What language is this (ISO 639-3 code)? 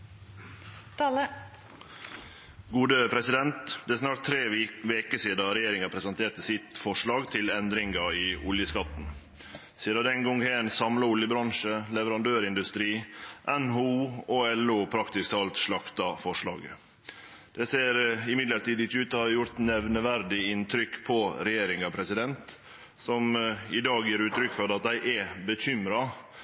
nor